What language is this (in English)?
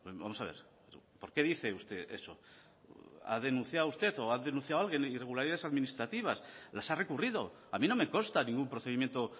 Spanish